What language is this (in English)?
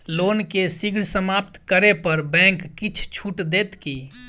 Maithili